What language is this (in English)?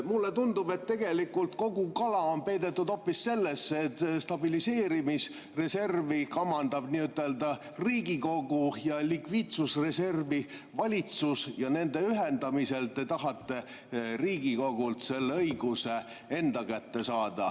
Estonian